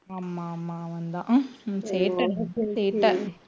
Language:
Tamil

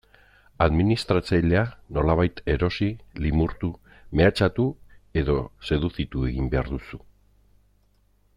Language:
Basque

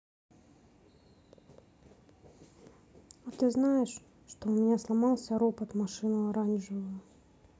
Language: Russian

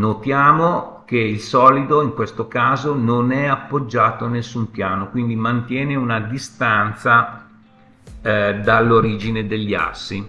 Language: Italian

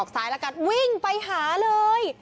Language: Thai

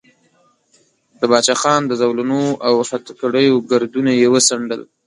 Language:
Pashto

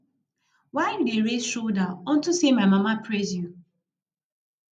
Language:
Nigerian Pidgin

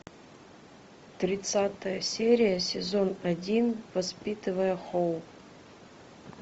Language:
Russian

